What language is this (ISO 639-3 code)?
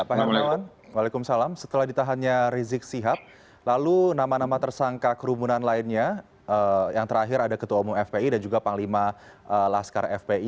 ind